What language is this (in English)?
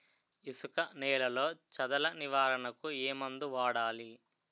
Telugu